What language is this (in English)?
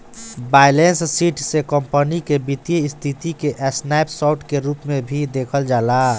Bhojpuri